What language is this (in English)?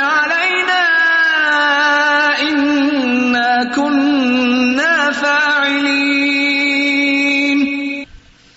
Urdu